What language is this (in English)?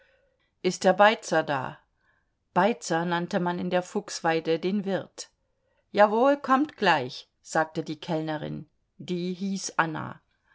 German